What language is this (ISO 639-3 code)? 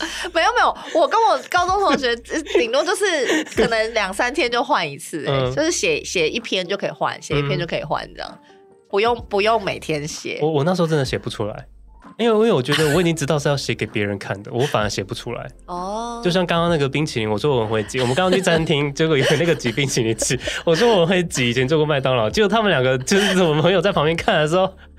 zho